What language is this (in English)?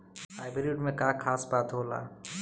Bhojpuri